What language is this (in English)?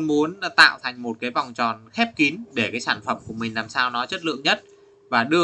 Vietnamese